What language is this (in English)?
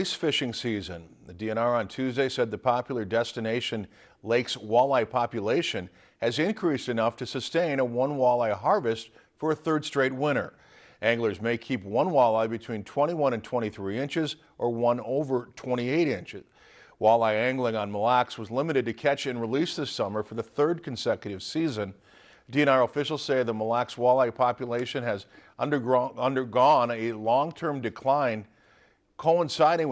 English